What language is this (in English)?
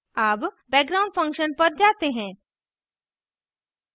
Hindi